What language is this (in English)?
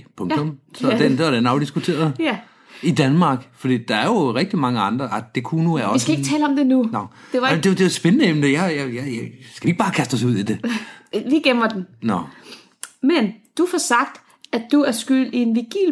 Danish